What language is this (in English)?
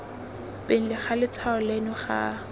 Tswana